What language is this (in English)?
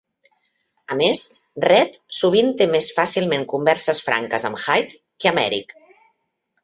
Catalan